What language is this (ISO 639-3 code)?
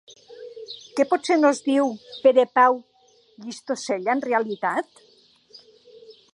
cat